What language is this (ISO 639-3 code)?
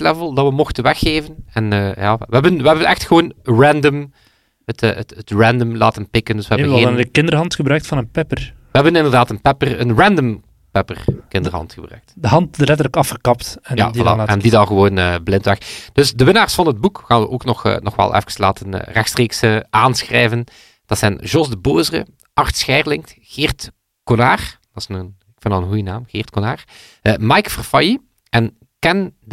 nld